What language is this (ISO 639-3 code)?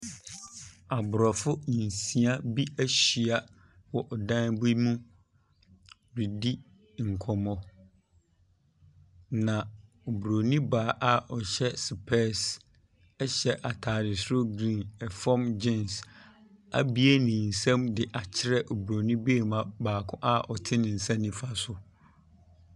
aka